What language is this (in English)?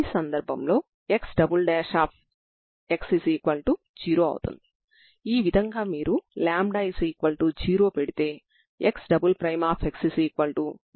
Telugu